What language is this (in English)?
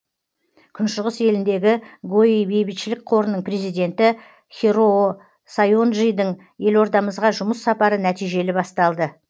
Kazakh